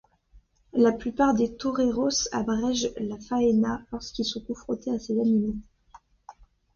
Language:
French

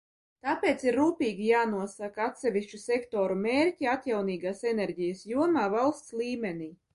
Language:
Latvian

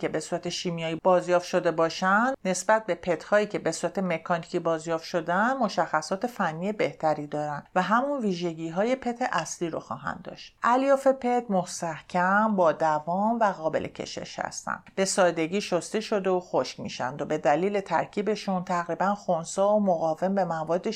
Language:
Persian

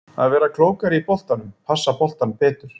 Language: Icelandic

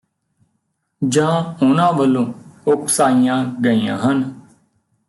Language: Punjabi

